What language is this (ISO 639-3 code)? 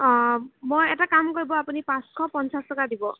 asm